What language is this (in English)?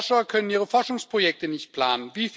German